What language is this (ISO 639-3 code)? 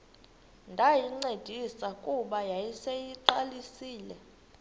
xho